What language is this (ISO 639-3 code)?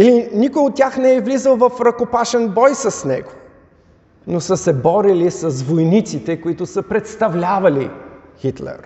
bul